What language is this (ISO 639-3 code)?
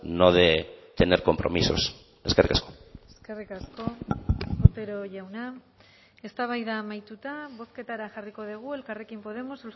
eus